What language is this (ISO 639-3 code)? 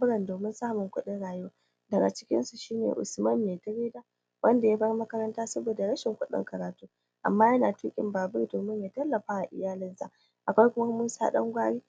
hau